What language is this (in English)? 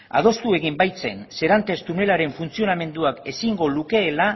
Basque